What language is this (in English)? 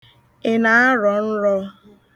Igbo